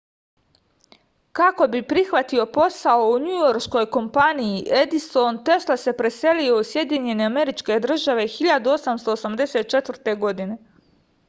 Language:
Serbian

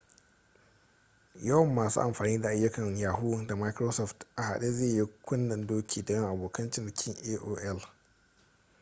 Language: Hausa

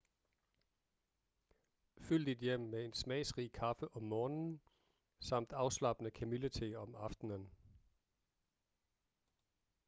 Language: Danish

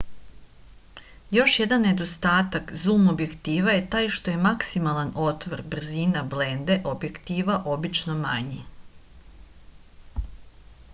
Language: Serbian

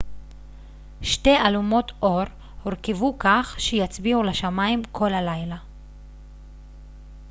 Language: Hebrew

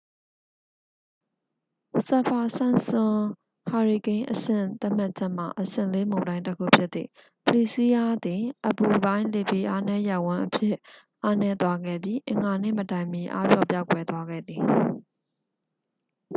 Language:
Burmese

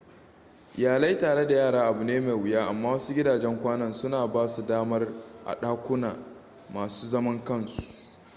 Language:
Hausa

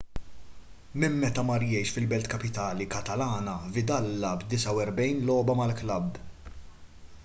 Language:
Maltese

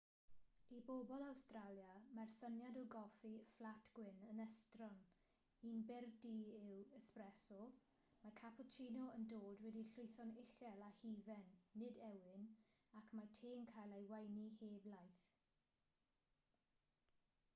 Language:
Welsh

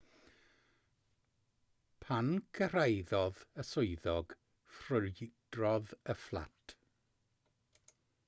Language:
Welsh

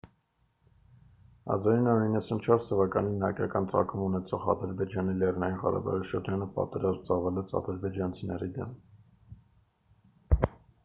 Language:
Armenian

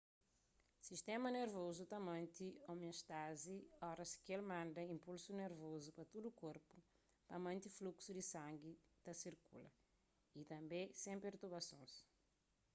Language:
Kabuverdianu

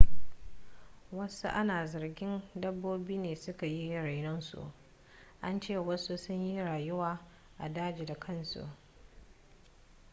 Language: Hausa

